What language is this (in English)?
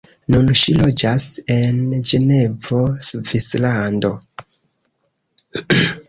Esperanto